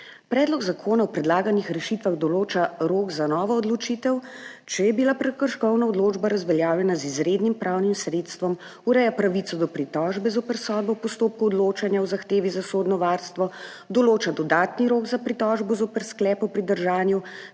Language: Slovenian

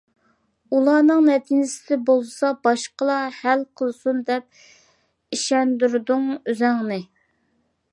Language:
Uyghur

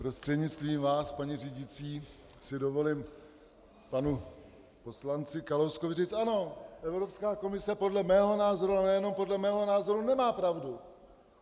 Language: Czech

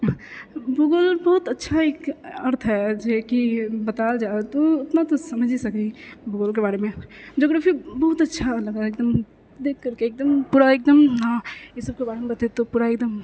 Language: Maithili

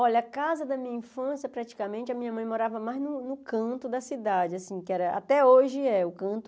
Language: Portuguese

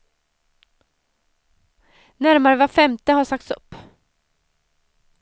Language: Swedish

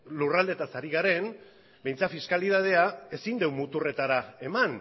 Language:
Basque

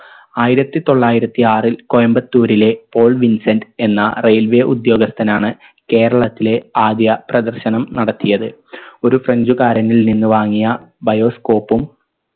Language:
Malayalam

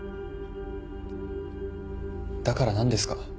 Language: Japanese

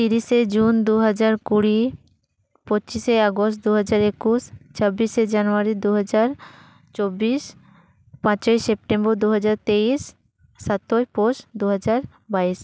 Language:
Santali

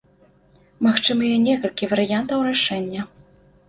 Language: Belarusian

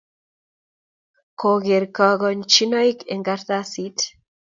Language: Kalenjin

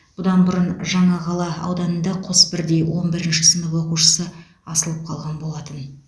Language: Kazakh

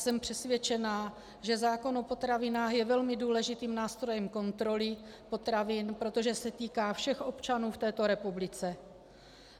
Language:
Czech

